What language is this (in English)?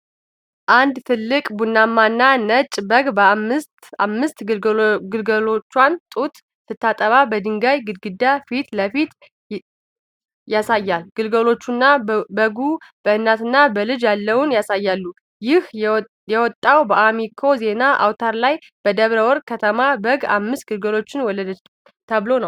Amharic